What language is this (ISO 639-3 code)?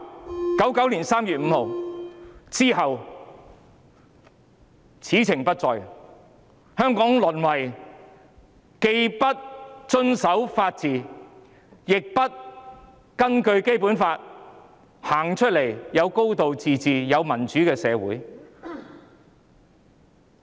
yue